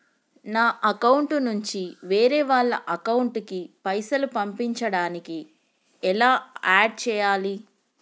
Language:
Telugu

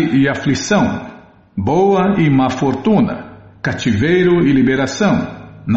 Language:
Portuguese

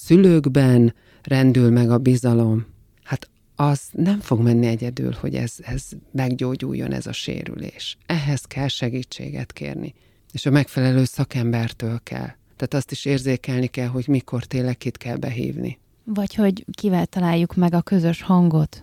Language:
Hungarian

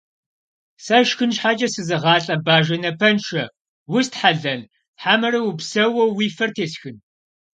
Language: Kabardian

